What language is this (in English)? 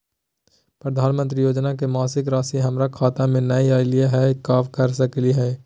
Magahi